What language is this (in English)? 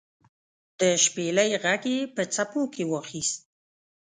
Pashto